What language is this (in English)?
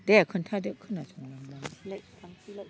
Bodo